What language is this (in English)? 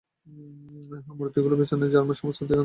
Bangla